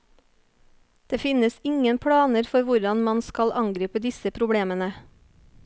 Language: Norwegian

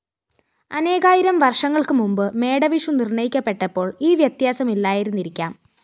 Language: Malayalam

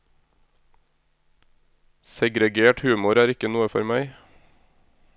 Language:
Norwegian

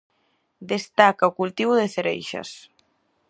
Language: Galician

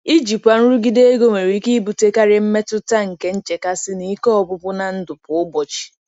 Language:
Igbo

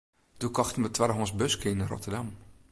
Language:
Western Frisian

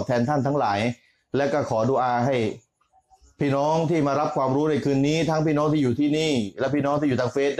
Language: Thai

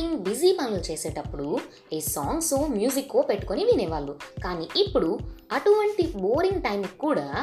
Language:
Telugu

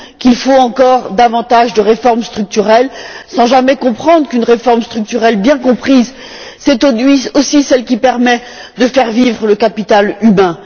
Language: French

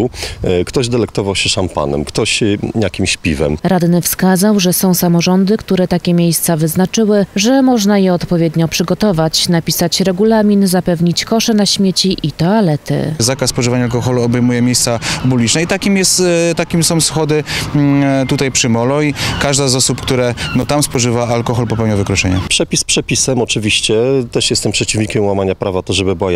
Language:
Polish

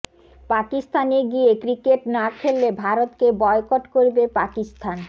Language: Bangla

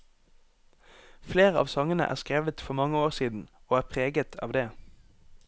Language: Norwegian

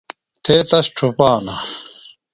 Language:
Phalura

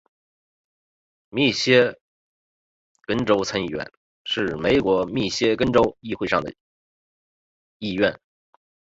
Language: Chinese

